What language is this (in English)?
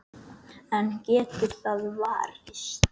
Icelandic